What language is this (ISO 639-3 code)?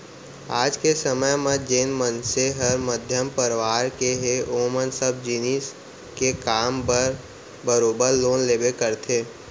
hne